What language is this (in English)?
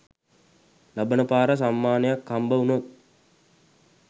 Sinhala